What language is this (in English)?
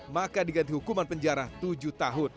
Indonesian